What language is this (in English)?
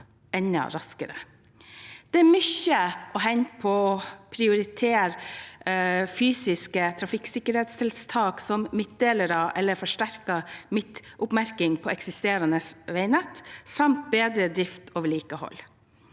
Norwegian